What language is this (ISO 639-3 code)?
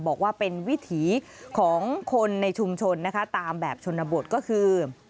tha